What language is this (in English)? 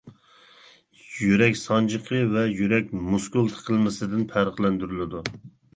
Uyghur